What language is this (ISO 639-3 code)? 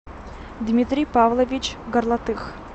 rus